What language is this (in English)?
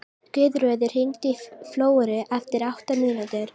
Icelandic